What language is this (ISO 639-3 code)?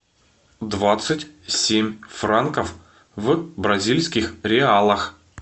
rus